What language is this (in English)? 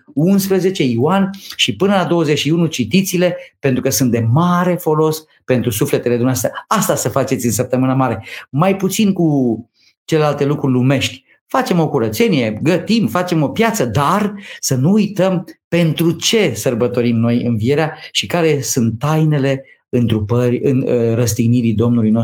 Romanian